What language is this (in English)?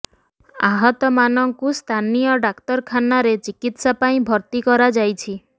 Odia